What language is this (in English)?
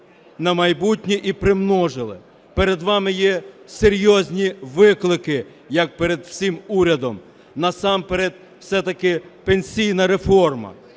Ukrainian